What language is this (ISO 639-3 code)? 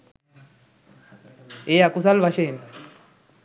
sin